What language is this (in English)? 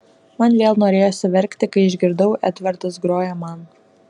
Lithuanian